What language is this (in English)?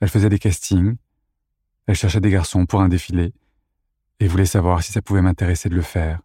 French